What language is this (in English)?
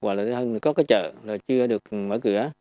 Vietnamese